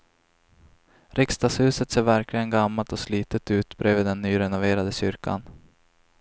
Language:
Swedish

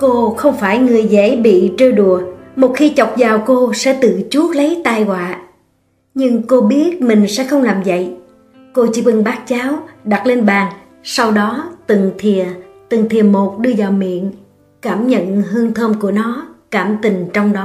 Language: Vietnamese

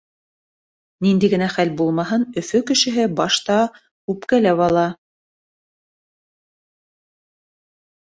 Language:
Bashkir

